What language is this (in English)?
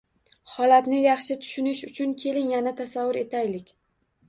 Uzbek